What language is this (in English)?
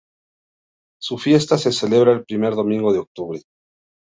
Spanish